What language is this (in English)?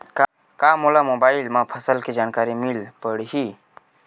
Chhattisgarhi